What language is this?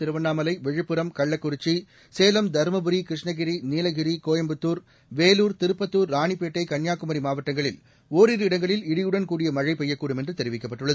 Tamil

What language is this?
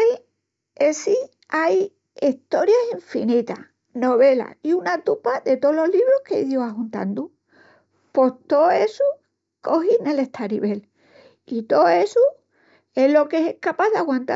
Extremaduran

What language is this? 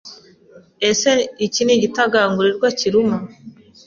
Kinyarwanda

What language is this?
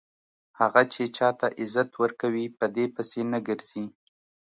Pashto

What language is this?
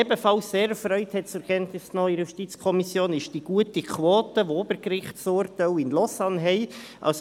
Swiss German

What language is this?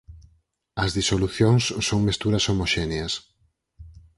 Galician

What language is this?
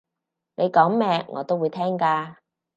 Cantonese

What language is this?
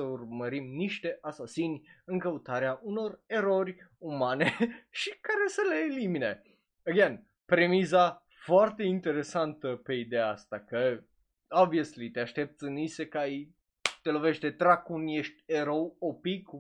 Romanian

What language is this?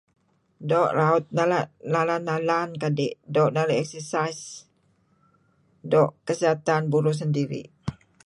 Kelabit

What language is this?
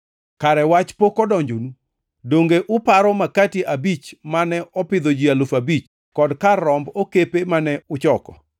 Luo (Kenya and Tanzania)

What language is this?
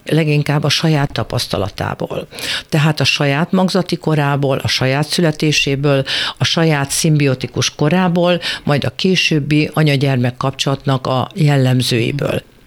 Hungarian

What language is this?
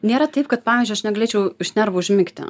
Lithuanian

